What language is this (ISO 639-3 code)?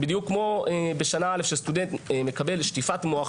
heb